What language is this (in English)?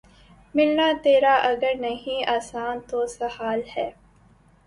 Urdu